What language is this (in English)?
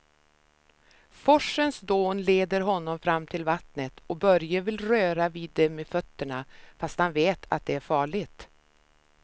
Swedish